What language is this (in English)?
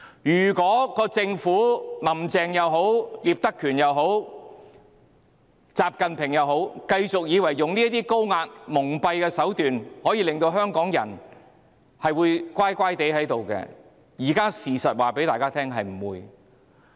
Cantonese